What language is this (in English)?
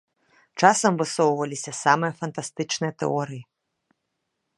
Belarusian